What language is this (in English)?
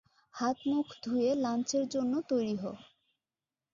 Bangla